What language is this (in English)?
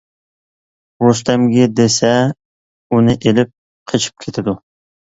Uyghur